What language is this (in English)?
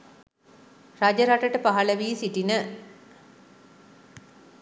Sinhala